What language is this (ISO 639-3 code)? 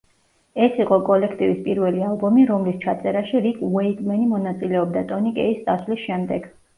kat